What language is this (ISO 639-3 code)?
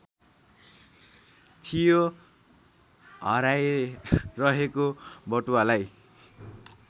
nep